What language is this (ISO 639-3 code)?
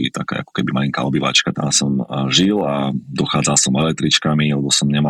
slk